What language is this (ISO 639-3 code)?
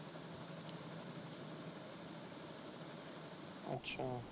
pan